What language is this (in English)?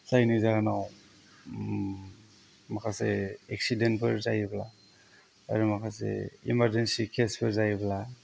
Bodo